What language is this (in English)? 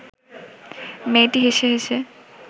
Bangla